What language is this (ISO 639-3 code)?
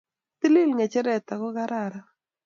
kln